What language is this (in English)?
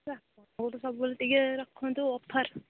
Odia